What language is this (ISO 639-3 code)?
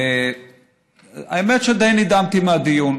heb